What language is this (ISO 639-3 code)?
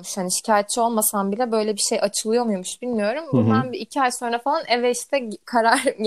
tur